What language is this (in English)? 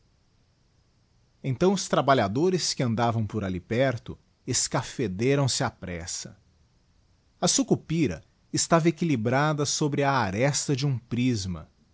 Portuguese